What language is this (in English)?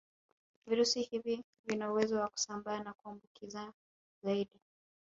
Swahili